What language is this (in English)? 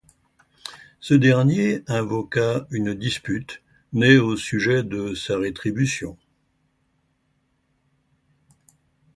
French